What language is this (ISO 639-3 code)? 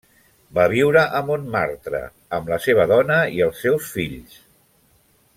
cat